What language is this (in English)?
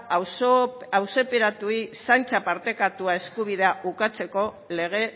Basque